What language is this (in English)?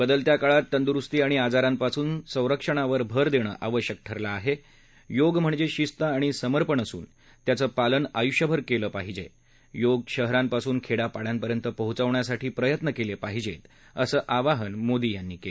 Marathi